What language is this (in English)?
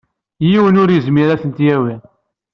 Kabyle